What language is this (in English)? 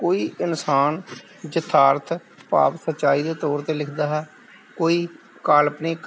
Punjabi